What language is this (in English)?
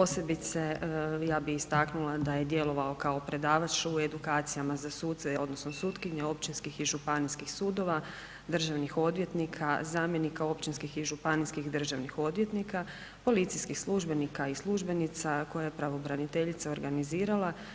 Croatian